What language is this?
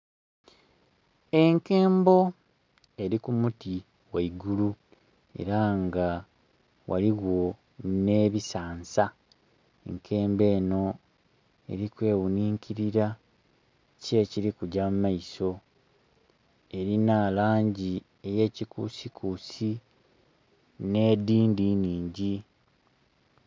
Soga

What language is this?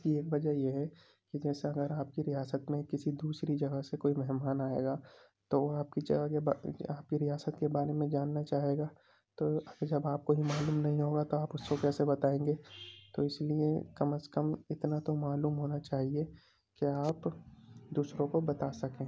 Urdu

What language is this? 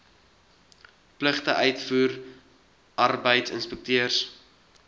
Afrikaans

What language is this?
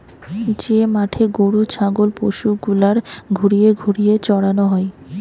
Bangla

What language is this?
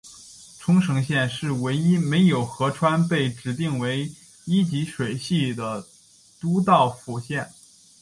Chinese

